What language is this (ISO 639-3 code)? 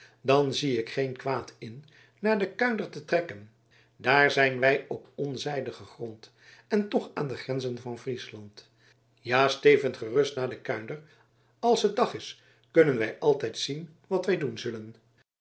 nld